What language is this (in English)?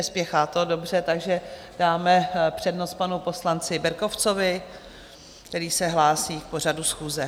Czech